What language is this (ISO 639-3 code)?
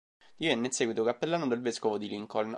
ita